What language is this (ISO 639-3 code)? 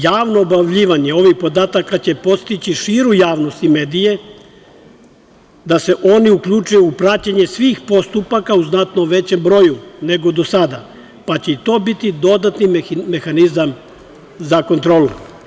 srp